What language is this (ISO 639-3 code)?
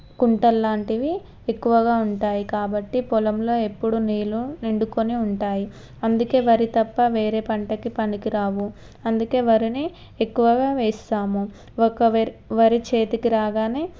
tel